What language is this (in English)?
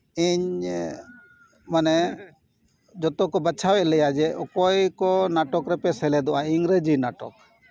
Santali